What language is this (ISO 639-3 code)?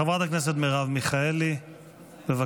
heb